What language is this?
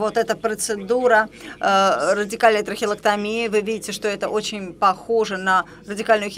Russian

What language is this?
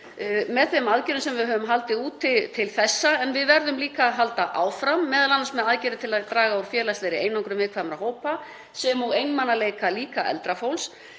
Icelandic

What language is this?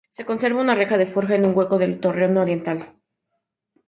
Spanish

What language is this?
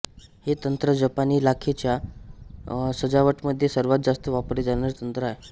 Marathi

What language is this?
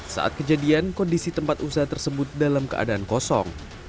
Indonesian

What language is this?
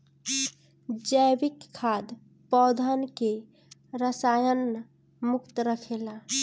Bhojpuri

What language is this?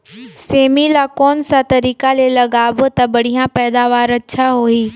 Chhattisgarhi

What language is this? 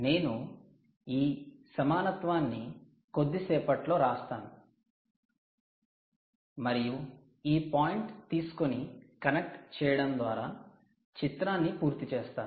Telugu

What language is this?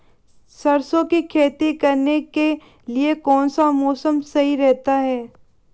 Hindi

